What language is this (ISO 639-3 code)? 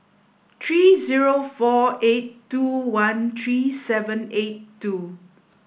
eng